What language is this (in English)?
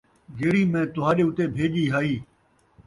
Saraiki